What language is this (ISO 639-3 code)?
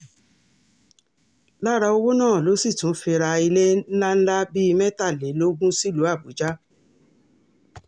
yor